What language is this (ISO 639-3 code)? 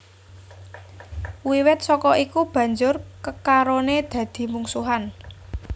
jav